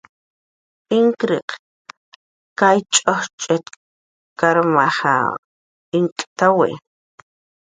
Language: Jaqaru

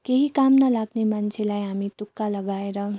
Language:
Nepali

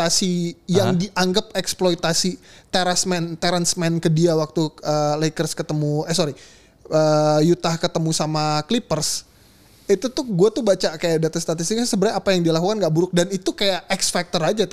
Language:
Indonesian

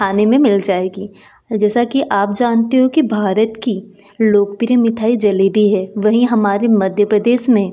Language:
Hindi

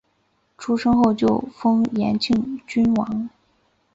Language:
Chinese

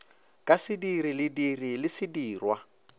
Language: Northern Sotho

